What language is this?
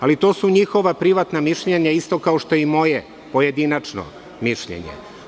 Serbian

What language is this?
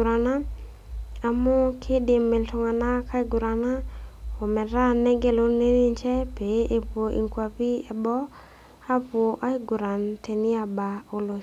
Masai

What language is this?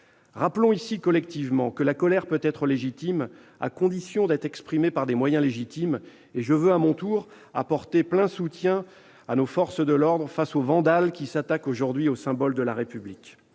French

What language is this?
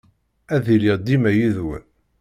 Kabyle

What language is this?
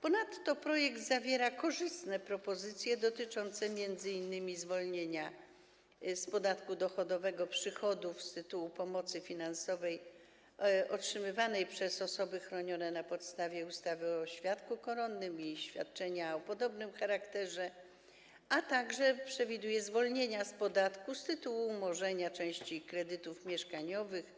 Polish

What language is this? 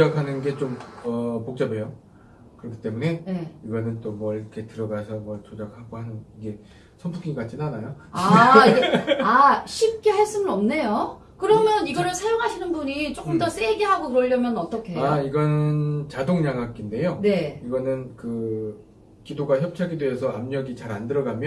Korean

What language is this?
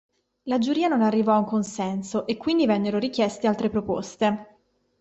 Italian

